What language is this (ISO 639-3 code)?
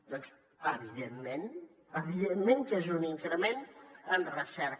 cat